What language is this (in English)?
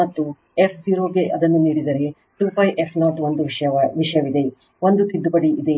Kannada